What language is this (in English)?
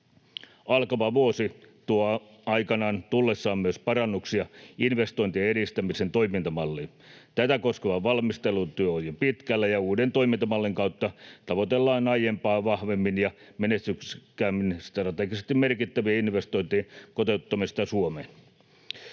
Finnish